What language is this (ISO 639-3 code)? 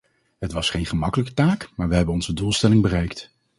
nld